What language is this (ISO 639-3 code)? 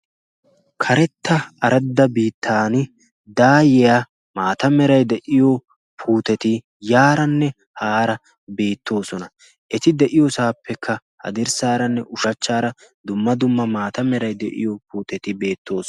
wal